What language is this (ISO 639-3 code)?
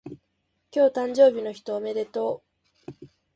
jpn